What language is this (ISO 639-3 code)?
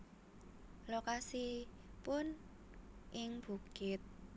jav